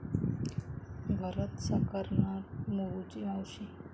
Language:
Marathi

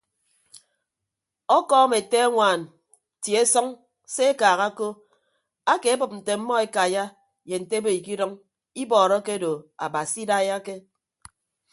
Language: Ibibio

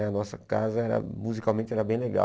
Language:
Portuguese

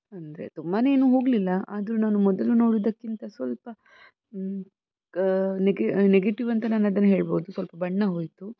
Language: Kannada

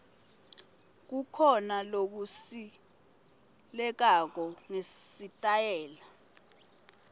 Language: Swati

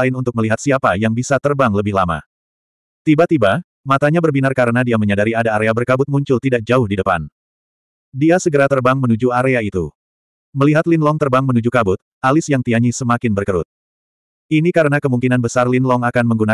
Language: Indonesian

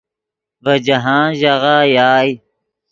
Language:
Yidgha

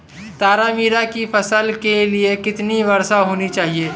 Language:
Hindi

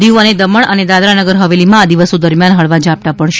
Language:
Gujarati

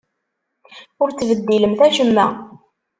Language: Kabyle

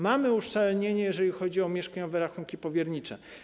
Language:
Polish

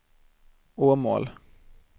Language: Swedish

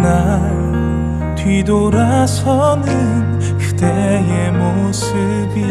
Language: Korean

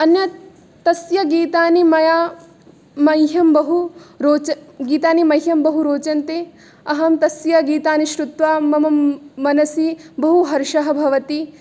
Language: Sanskrit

